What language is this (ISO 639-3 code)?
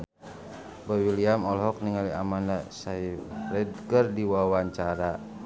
sun